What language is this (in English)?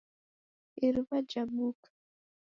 Taita